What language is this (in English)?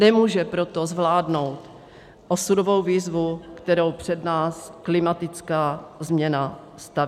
Czech